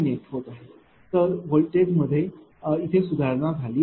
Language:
Marathi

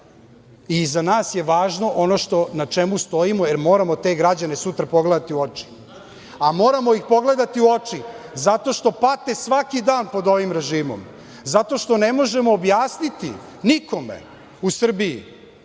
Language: Serbian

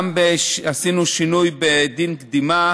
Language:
Hebrew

